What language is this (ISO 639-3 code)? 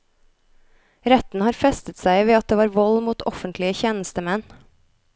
nor